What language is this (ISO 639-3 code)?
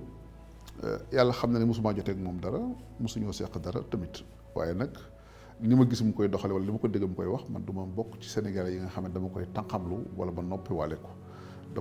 ara